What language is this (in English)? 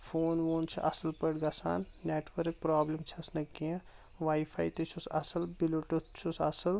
Kashmiri